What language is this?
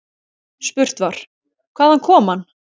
Icelandic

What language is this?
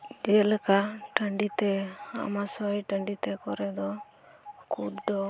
Santali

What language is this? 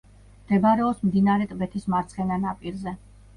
Georgian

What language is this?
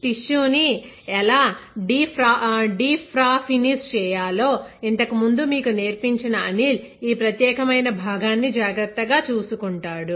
Telugu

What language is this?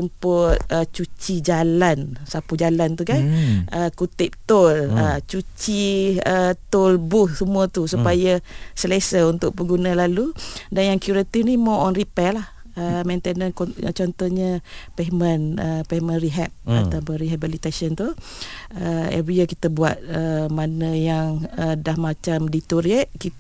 Malay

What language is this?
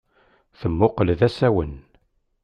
Kabyle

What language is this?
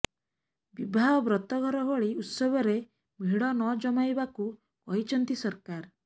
Odia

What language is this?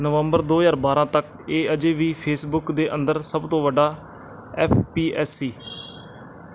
Punjabi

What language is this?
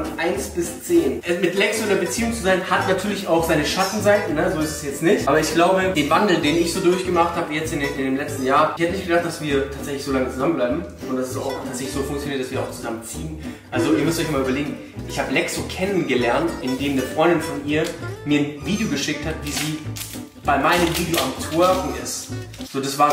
German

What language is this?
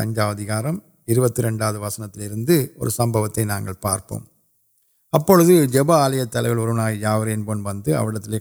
Urdu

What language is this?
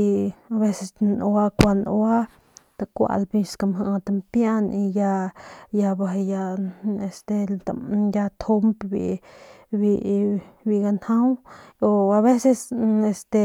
Northern Pame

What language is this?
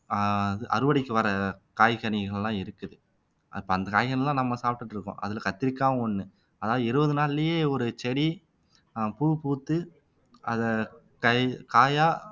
Tamil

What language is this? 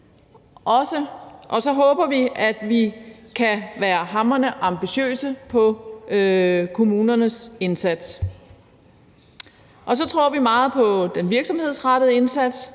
Danish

